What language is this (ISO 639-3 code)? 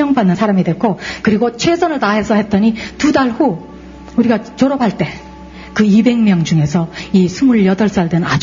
kor